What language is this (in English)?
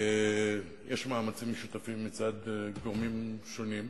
Hebrew